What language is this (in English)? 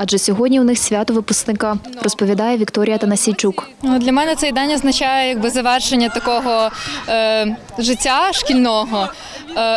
Ukrainian